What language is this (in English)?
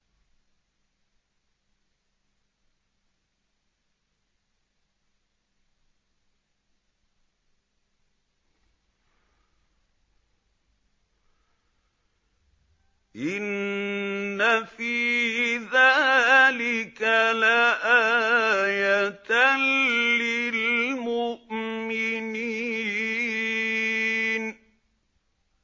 Arabic